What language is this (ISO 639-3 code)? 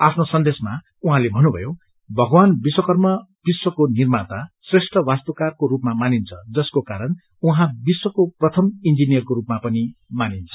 nep